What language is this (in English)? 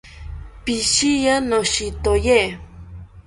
South Ucayali Ashéninka